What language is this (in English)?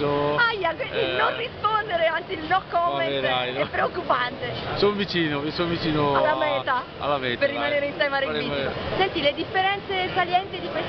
Italian